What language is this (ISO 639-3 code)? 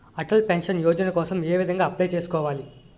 tel